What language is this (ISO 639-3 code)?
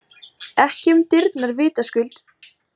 isl